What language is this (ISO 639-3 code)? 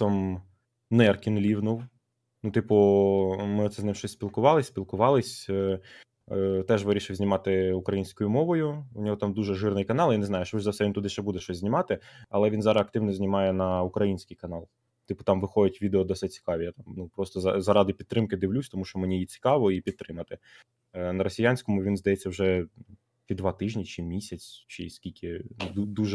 ukr